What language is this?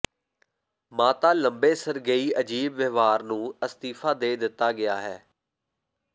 Punjabi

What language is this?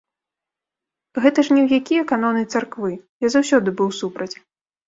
Belarusian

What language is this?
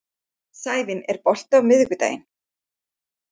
Icelandic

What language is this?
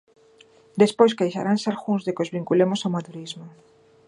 Galician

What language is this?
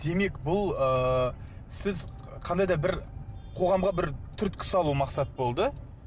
Kazakh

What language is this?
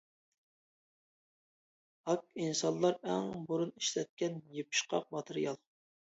Uyghur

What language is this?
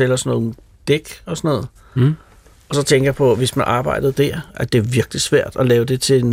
Danish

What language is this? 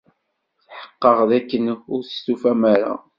Kabyle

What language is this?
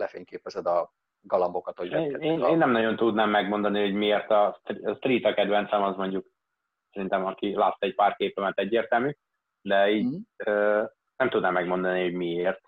Hungarian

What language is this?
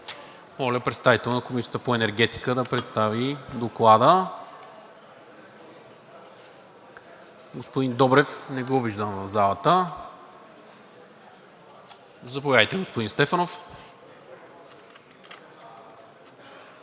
Bulgarian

